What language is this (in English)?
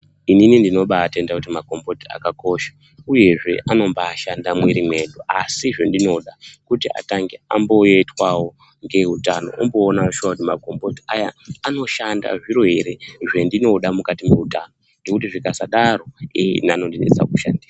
Ndau